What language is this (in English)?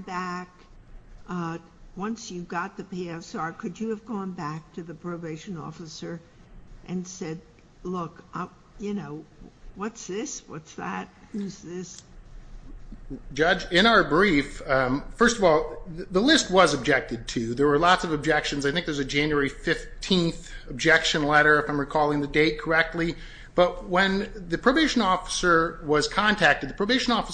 English